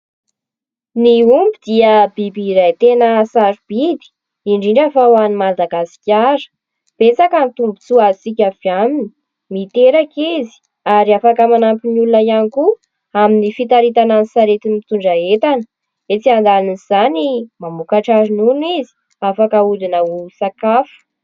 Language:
Malagasy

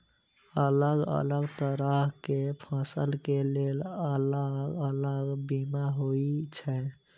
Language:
Maithili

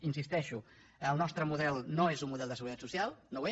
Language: Catalan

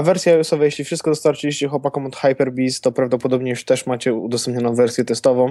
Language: Polish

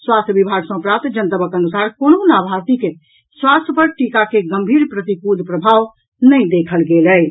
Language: Maithili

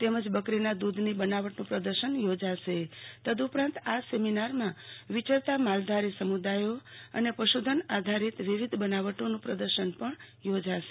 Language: Gujarati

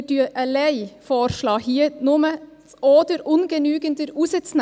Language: Swiss German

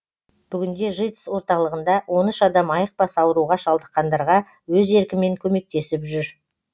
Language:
Kazakh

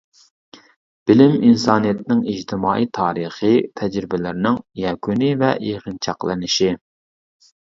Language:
Uyghur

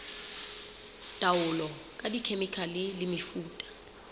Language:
Southern Sotho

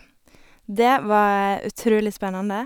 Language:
Norwegian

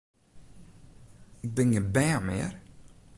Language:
Western Frisian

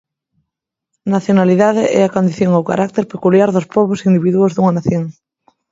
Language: Galician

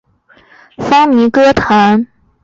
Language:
Chinese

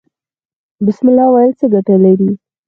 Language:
Pashto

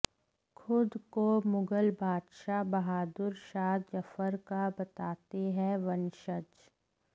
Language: Hindi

